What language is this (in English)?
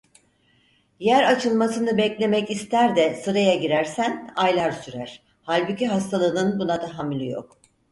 Turkish